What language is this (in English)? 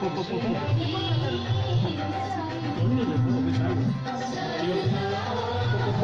Tamil